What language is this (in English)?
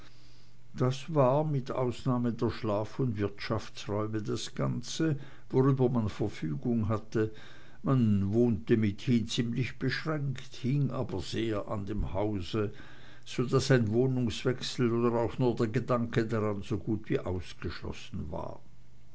German